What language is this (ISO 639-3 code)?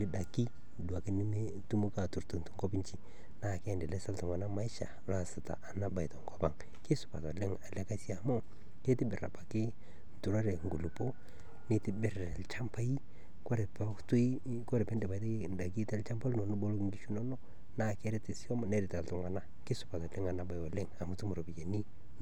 mas